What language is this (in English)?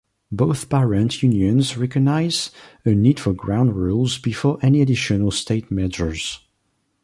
English